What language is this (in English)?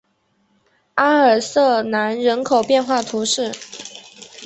Chinese